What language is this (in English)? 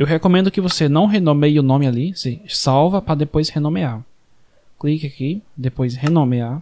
Portuguese